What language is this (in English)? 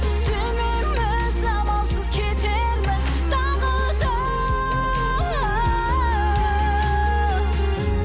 Kazakh